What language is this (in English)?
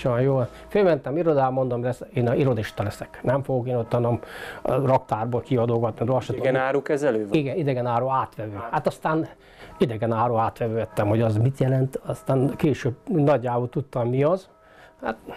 Hungarian